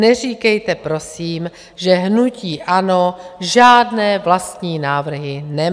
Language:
Czech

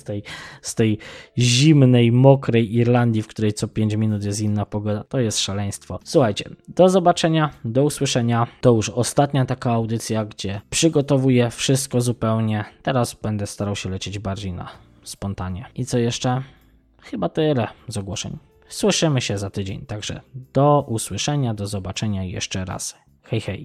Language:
Polish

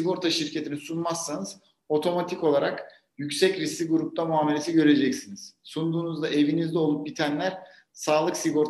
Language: Turkish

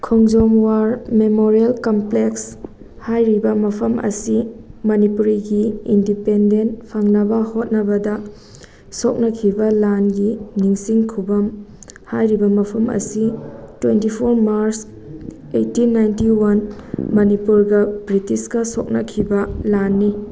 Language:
Manipuri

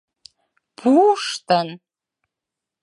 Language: Mari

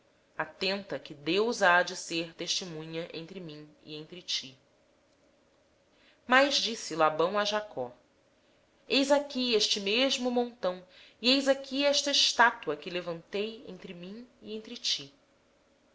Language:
Portuguese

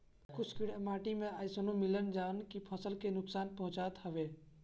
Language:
Bhojpuri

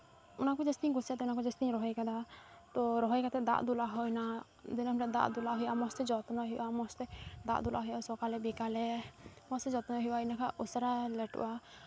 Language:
Santali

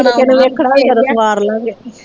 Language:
Punjabi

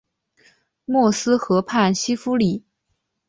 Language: Chinese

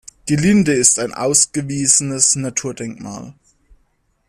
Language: German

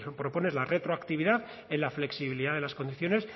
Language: Spanish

